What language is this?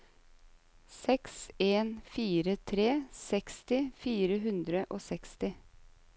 Norwegian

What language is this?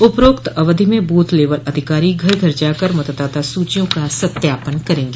Hindi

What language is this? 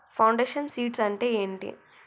Telugu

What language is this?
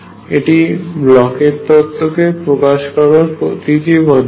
Bangla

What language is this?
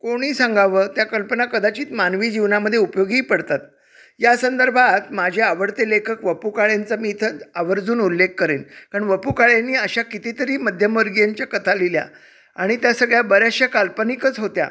Marathi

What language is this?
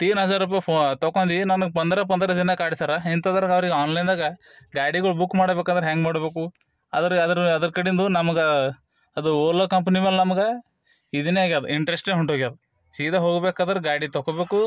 Kannada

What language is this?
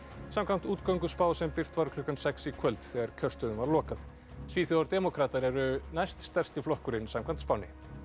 Icelandic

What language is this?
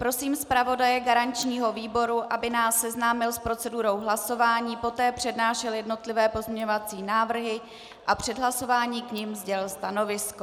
Czech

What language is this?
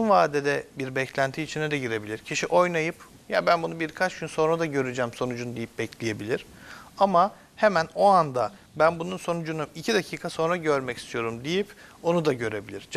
Turkish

